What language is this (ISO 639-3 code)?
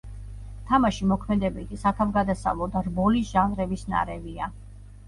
kat